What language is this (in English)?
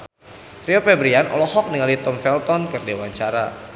Sundanese